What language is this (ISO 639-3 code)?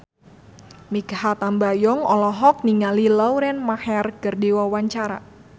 sun